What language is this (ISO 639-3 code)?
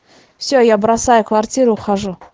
rus